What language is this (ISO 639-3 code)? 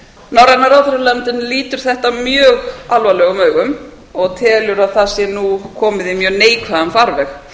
isl